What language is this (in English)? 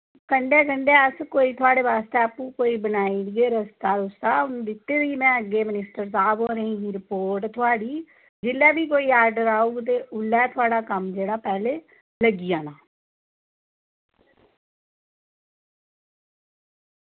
Dogri